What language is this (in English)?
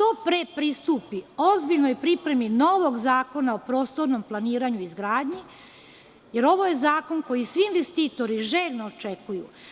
Serbian